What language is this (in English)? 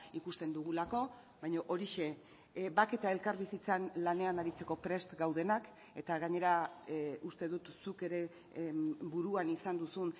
Basque